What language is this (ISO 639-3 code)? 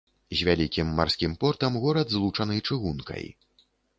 bel